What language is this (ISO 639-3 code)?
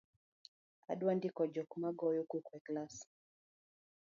luo